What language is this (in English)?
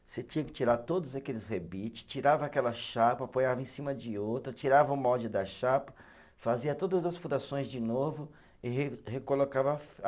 Portuguese